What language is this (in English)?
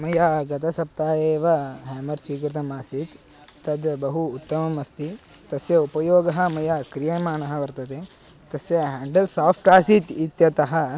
Sanskrit